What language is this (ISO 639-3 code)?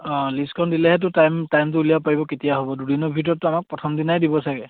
asm